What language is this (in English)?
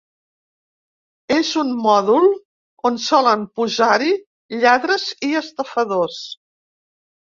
Catalan